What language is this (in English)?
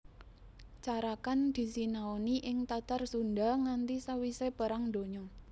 Javanese